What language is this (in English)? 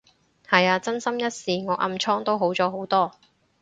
Cantonese